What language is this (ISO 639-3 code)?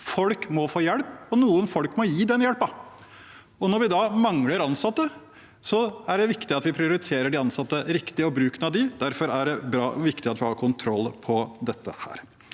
nor